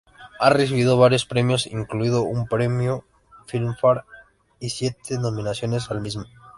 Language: Spanish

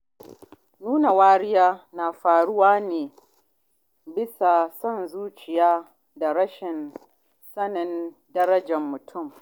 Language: Hausa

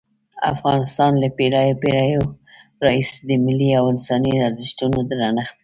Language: Pashto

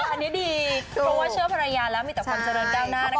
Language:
Thai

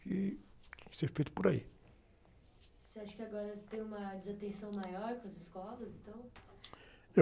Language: Portuguese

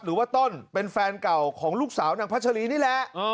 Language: Thai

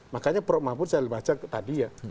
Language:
Indonesian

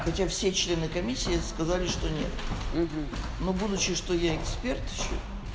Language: Russian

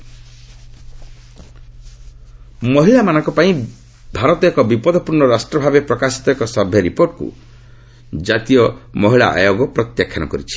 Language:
Odia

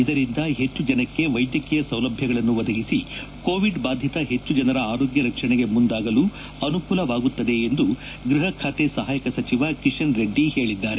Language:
Kannada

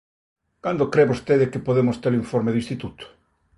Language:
Galician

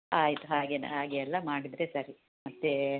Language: Kannada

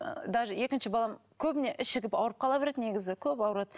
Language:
Kazakh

